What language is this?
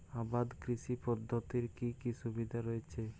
Bangla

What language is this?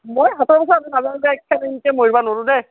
Assamese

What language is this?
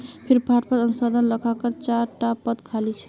Magahi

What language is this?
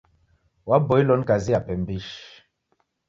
Taita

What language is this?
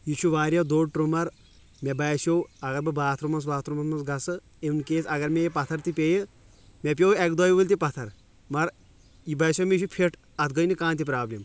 Kashmiri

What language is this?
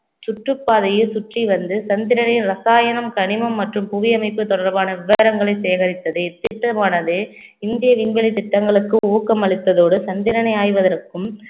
Tamil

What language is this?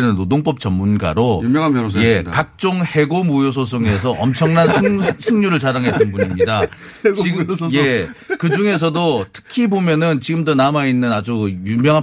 Korean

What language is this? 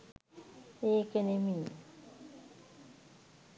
Sinhala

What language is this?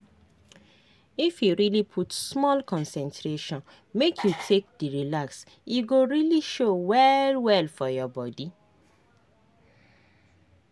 Nigerian Pidgin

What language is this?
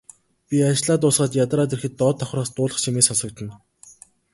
Mongolian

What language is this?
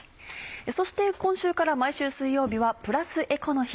Japanese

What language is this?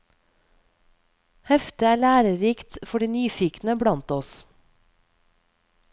Norwegian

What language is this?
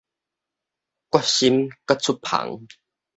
Min Nan Chinese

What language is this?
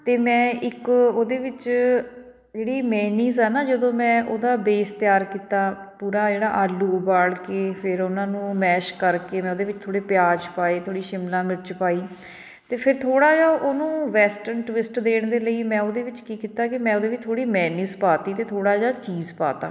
Punjabi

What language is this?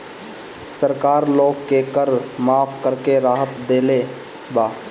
Bhojpuri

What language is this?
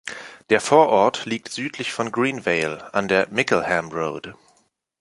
German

